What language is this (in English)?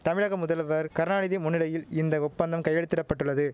Tamil